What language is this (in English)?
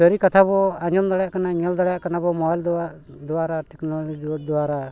Santali